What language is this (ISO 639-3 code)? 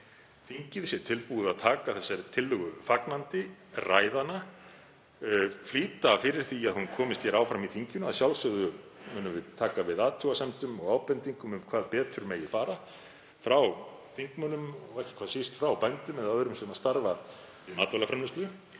isl